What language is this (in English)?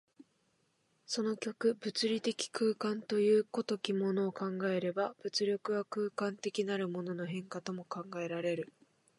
Japanese